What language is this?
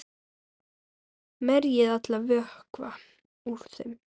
Icelandic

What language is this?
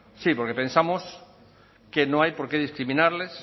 Spanish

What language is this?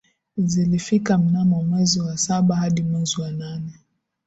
Swahili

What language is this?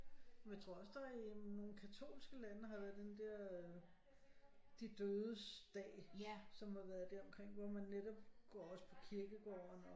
Danish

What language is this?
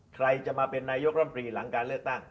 Thai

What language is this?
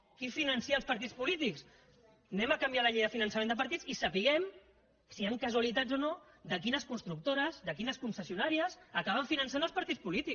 Catalan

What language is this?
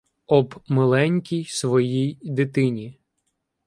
Ukrainian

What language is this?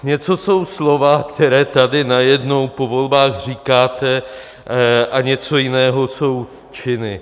Czech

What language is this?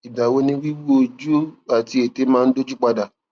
Yoruba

